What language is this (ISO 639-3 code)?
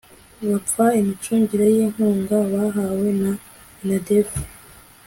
kin